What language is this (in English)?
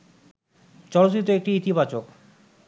Bangla